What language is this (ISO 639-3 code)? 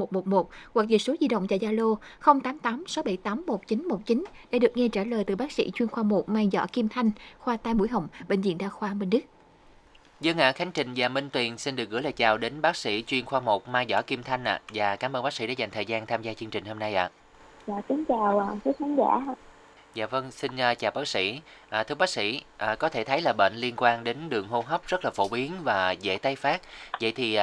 vie